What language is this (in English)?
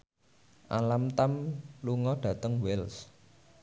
Javanese